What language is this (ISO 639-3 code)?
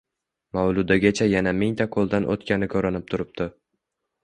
uzb